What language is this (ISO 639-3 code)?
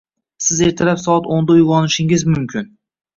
uzb